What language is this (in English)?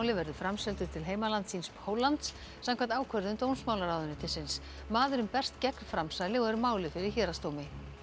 Icelandic